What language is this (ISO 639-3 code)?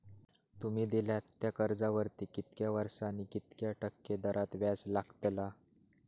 mar